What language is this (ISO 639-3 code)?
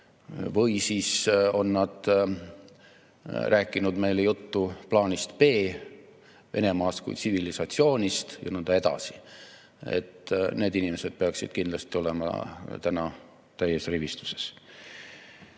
est